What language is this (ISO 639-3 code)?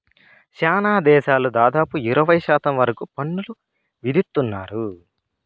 tel